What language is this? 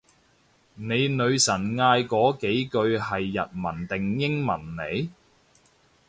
Cantonese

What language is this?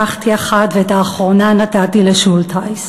Hebrew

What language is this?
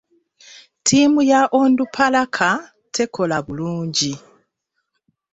Ganda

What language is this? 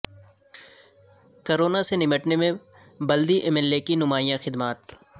Urdu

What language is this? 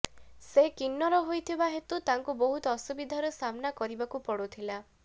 Odia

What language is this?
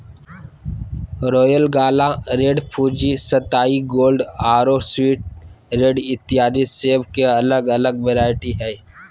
Magahi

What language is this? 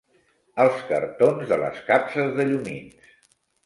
Catalan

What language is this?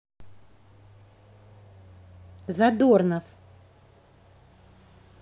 Russian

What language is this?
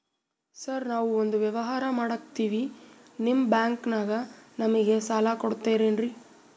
Kannada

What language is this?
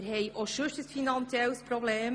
Swiss German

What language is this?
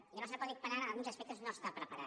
Catalan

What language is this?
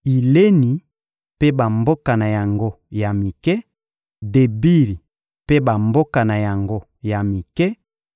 Lingala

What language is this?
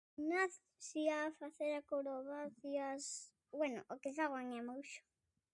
Galician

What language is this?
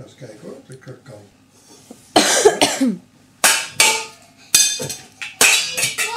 Dutch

